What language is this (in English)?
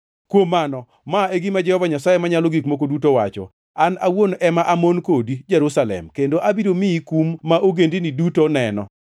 Luo (Kenya and Tanzania)